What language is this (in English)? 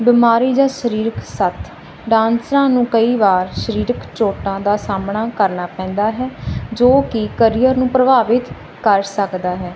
Punjabi